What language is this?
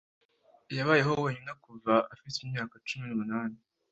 Kinyarwanda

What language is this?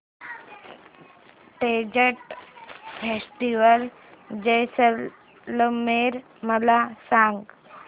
Marathi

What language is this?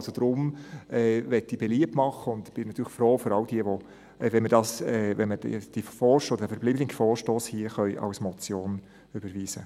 Swiss German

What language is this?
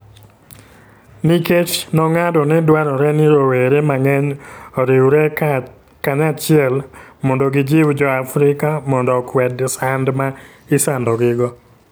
Luo (Kenya and Tanzania)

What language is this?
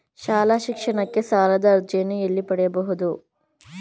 Kannada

